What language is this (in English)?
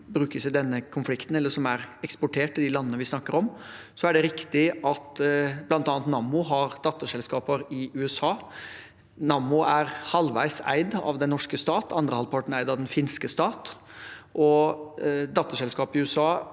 Norwegian